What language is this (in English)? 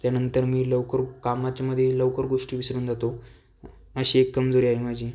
Marathi